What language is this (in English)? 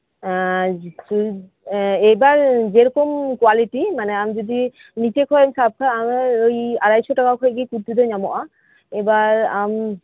Santali